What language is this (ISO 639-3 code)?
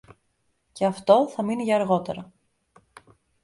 ell